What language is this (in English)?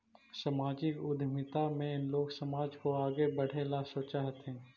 Magahi